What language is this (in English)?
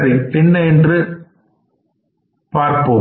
Tamil